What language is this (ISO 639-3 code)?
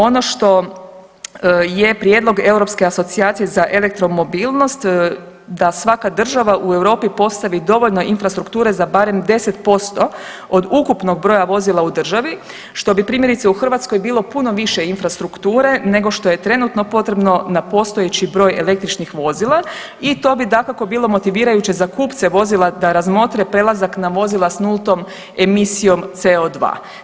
hrv